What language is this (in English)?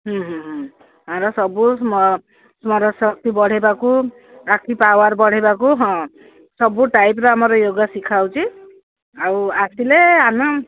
Odia